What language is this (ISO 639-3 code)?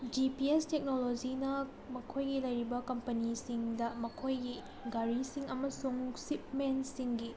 mni